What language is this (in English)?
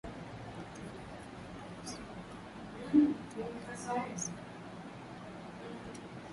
Swahili